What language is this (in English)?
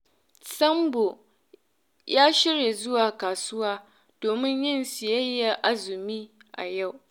Hausa